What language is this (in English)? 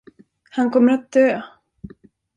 Swedish